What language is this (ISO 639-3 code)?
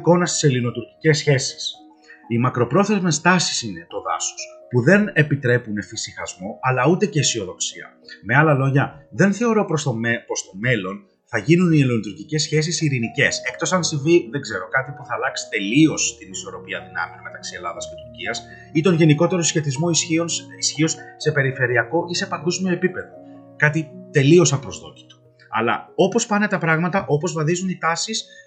ell